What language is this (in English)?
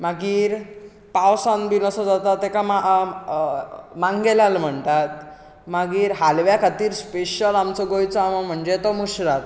Konkani